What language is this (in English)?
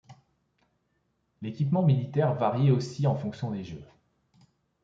French